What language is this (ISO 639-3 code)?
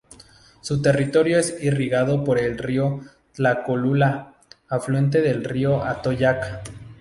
spa